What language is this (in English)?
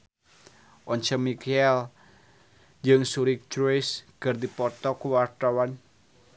Sundanese